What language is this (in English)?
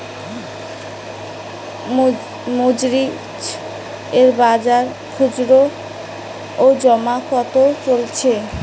Bangla